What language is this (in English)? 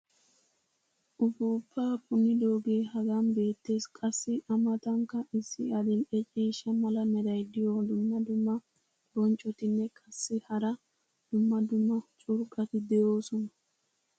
Wolaytta